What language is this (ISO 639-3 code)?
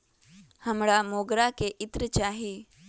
mag